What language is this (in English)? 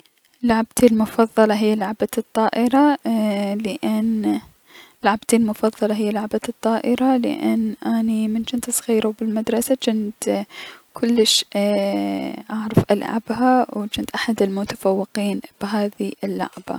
Mesopotamian Arabic